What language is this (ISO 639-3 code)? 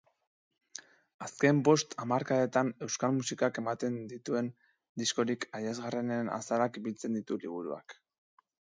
eus